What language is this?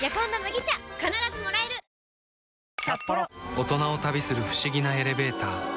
Japanese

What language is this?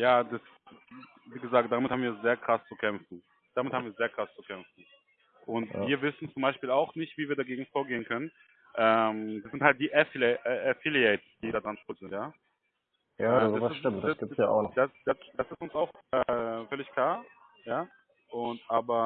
German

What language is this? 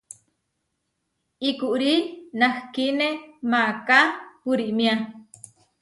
Huarijio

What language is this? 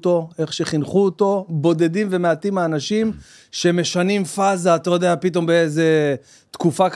Hebrew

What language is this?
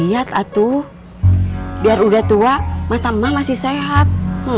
Indonesian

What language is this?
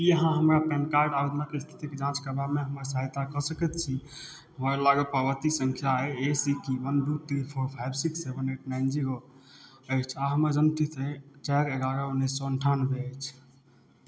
Maithili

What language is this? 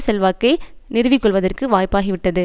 Tamil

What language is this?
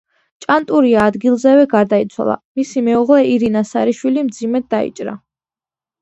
Georgian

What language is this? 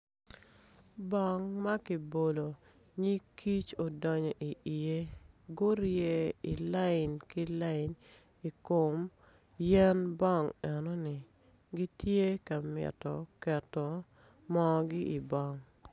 Acoli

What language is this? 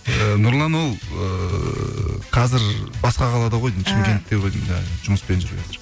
Kazakh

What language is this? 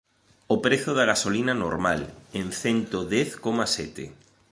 Galician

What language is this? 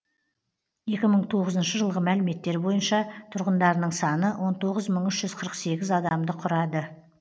Kazakh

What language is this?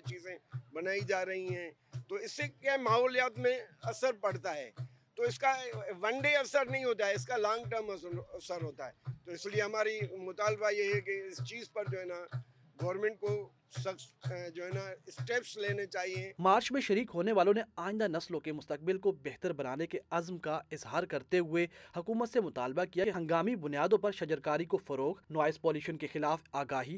Urdu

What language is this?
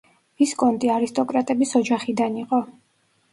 Georgian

